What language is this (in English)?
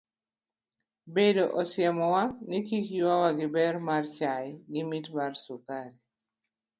Luo (Kenya and Tanzania)